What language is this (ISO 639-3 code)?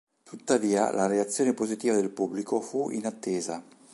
ita